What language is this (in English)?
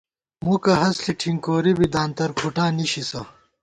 Gawar-Bati